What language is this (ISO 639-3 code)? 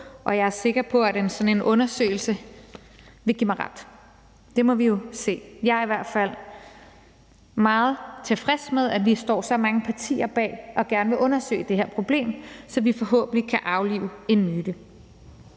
dan